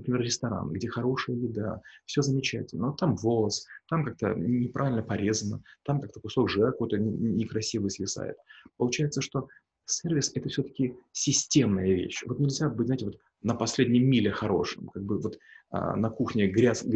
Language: Russian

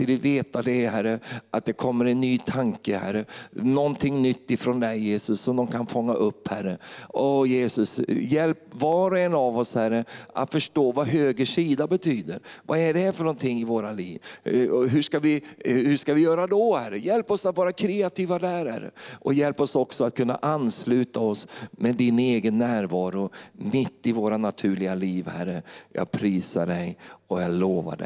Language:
Swedish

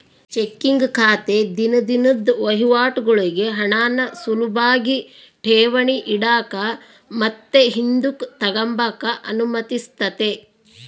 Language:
Kannada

